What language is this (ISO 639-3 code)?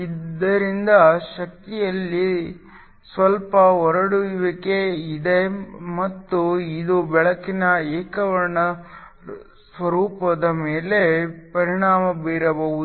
kan